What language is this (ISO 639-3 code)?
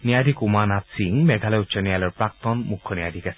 asm